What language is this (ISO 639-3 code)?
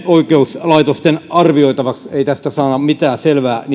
fin